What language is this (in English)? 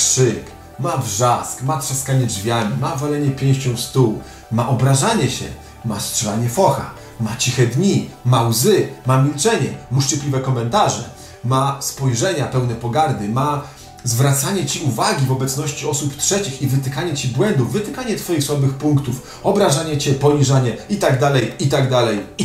Polish